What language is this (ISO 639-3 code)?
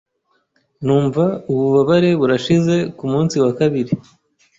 kin